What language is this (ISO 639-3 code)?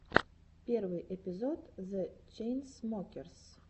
rus